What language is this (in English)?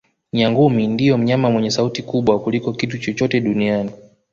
Swahili